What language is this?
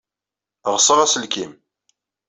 Kabyle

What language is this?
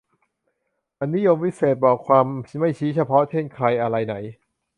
Thai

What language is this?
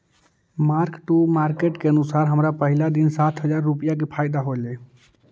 Magahi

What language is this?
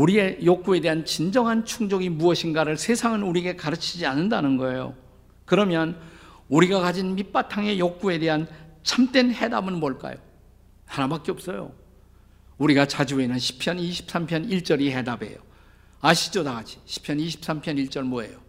Korean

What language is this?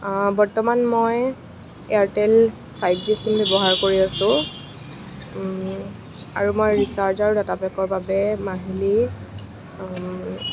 Assamese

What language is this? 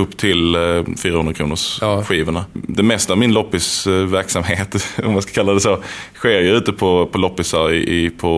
Swedish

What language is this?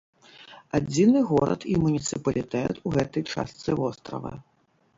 Belarusian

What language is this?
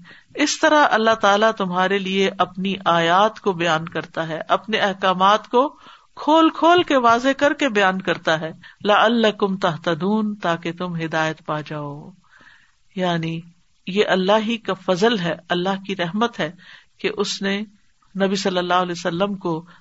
Urdu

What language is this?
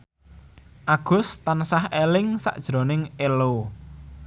Javanese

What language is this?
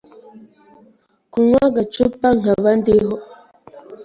Kinyarwanda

